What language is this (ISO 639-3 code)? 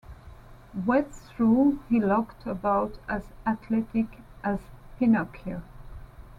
eng